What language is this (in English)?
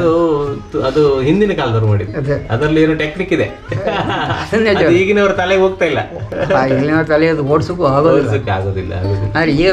Romanian